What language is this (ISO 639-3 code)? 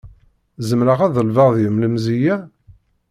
kab